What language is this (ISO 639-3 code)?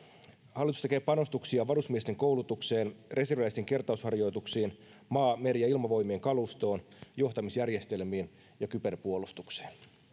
fin